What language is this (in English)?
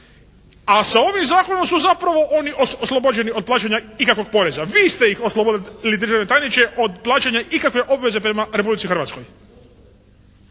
Croatian